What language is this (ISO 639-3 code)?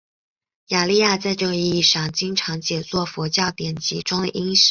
zho